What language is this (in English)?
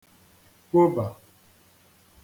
Igbo